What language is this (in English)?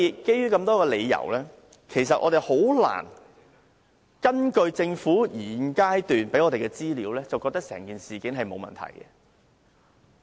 Cantonese